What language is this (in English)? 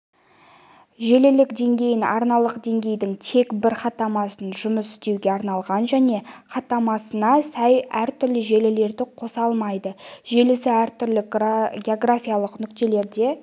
Kazakh